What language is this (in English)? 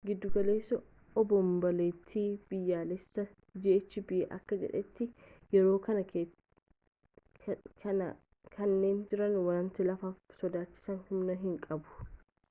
Oromo